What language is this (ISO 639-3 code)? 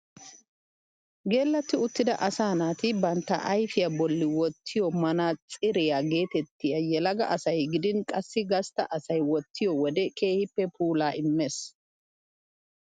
wal